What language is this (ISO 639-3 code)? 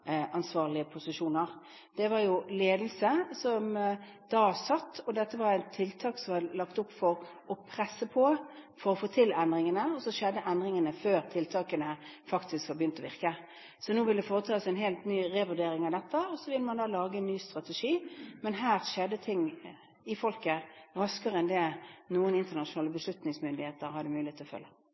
nob